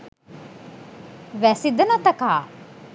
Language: Sinhala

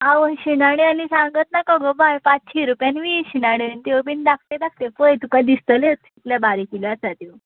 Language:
Konkani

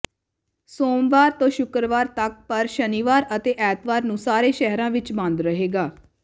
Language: Punjabi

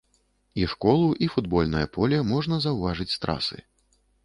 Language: Belarusian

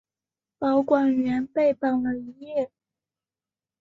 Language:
Chinese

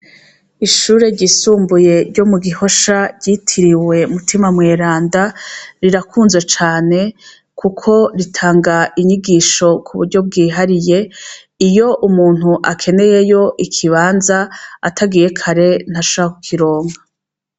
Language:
Rundi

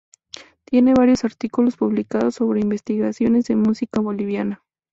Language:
Spanish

